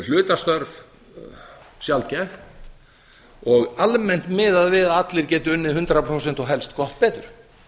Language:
Icelandic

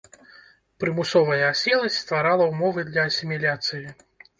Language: Belarusian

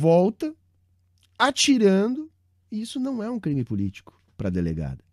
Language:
Portuguese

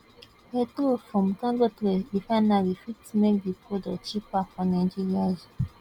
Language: Nigerian Pidgin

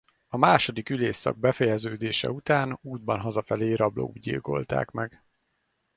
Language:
Hungarian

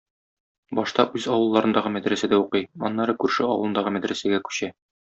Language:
Tatar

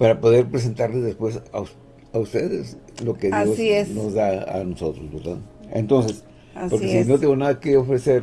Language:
Spanish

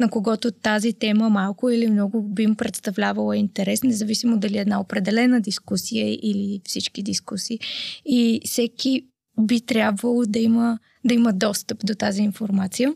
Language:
Bulgarian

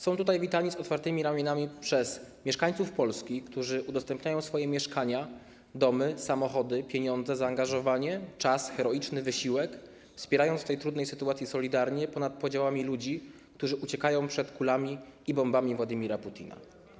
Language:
Polish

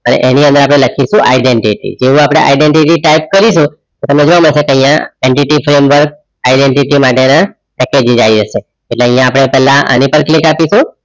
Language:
Gujarati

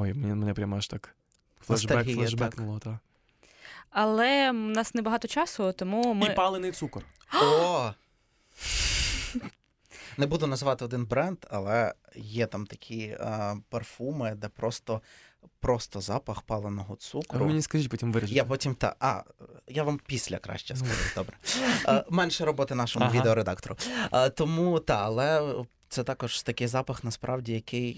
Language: Ukrainian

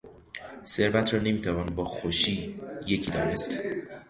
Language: Persian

